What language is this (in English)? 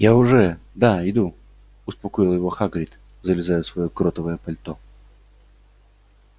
Russian